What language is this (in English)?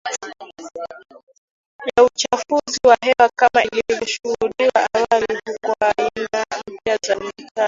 Swahili